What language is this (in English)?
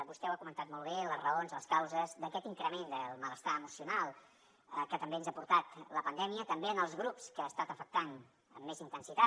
Catalan